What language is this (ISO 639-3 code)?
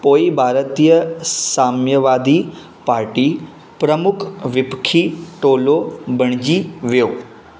snd